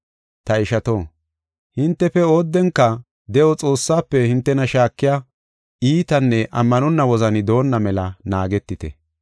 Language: Gofa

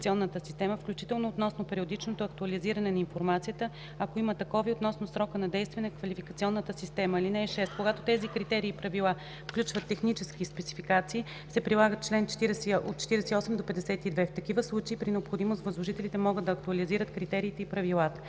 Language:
Bulgarian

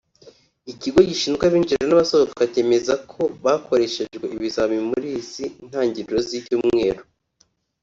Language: Kinyarwanda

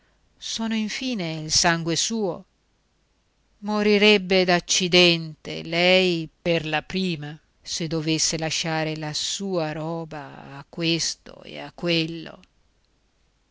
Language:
Italian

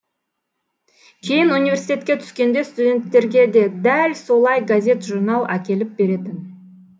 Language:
Kazakh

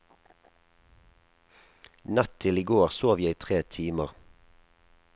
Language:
Norwegian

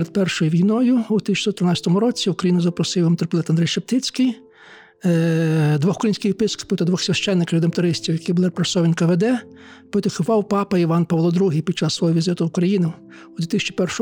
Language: Ukrainian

